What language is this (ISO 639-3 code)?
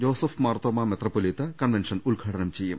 mal